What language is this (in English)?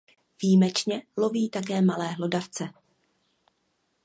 Czech